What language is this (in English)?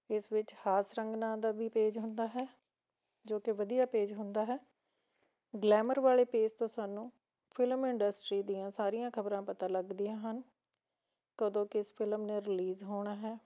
Punjabi